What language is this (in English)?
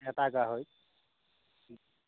Assamese